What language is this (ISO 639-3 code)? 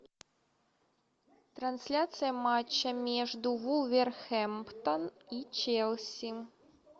rus